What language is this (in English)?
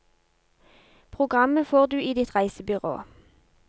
Norwegian